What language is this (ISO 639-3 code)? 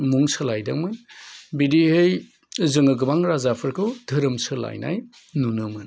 brx